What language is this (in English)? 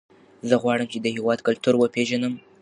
Pashto